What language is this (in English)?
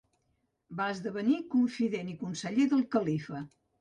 Catalan